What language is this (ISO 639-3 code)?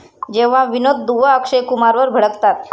mar